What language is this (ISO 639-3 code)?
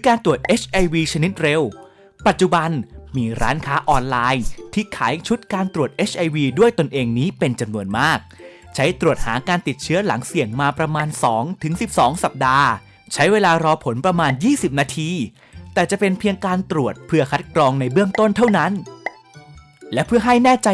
tha